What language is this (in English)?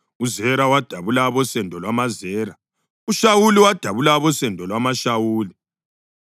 North Ndebele